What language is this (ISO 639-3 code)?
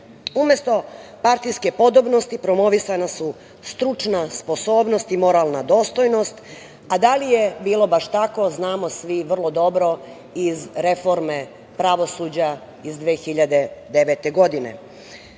srp